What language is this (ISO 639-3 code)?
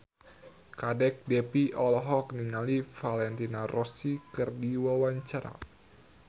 sun